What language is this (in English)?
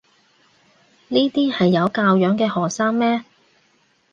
Cantonese